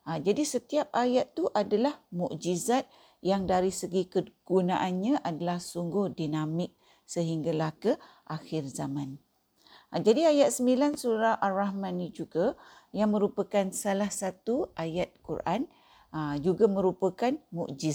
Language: Malay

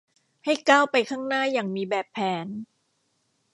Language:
Thai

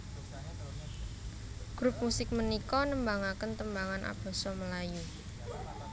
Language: Javanese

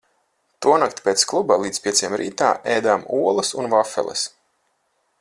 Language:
Latvian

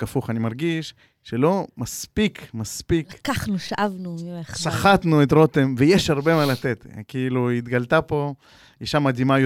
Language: Hebrew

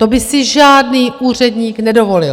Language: Czech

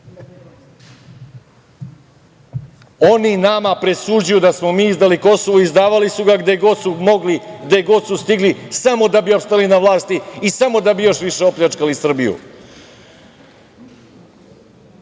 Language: Serbian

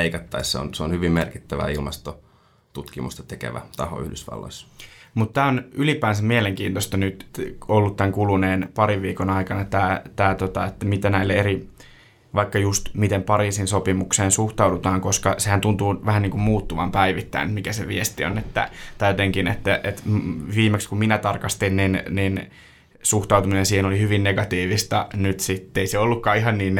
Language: Finnish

